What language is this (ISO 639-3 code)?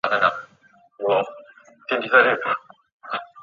zho